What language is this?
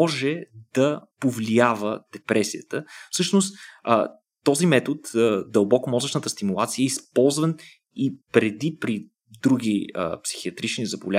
Bulgarian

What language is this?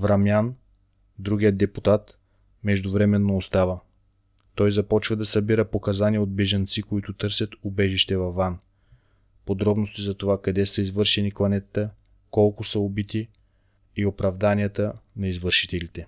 Bulgarian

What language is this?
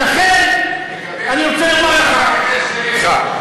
Hebrew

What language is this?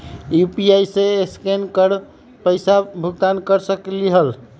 Magahi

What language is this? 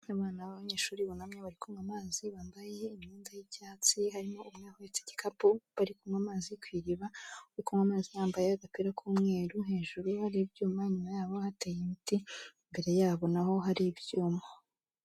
Kinyarwanda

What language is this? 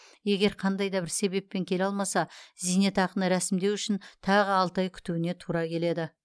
Kazakh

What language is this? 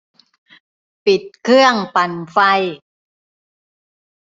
Thai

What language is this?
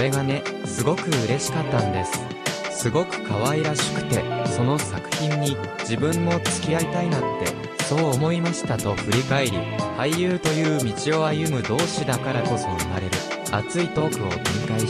Japanese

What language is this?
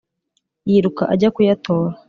Kinyarwanda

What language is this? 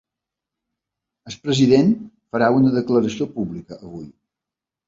Catalan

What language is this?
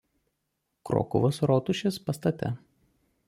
Lithuanian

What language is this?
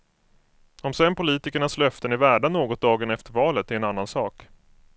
Swedish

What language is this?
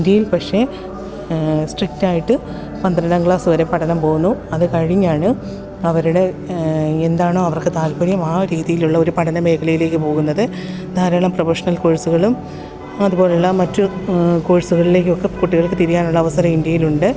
Malayalam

